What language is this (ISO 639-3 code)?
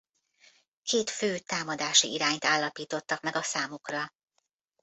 hun